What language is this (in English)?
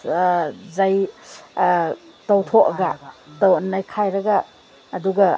Manipuri